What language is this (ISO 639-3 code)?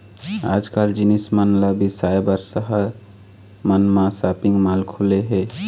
hne